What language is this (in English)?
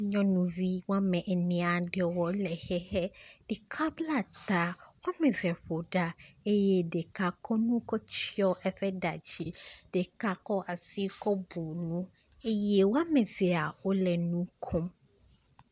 Ewe